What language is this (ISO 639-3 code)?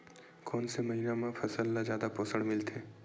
hne